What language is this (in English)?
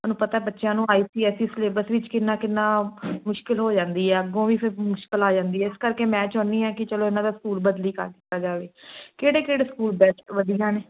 Punjabi